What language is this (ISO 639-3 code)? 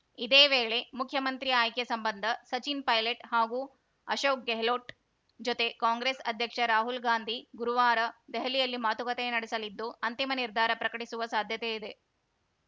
kan